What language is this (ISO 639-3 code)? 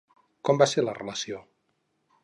cat